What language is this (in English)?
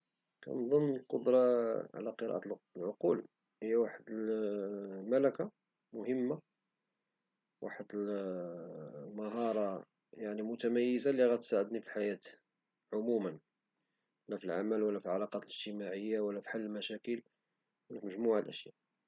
Moroccan Arabic